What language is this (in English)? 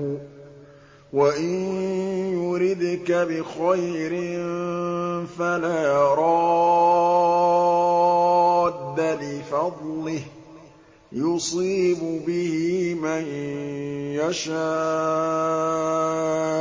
Arabic